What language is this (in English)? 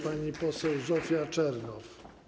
Polish